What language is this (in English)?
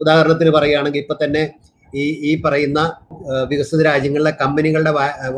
Malayalam